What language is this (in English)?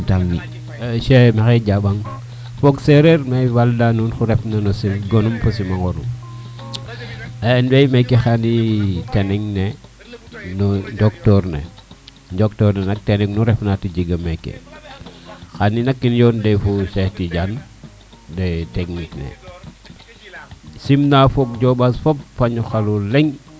Serer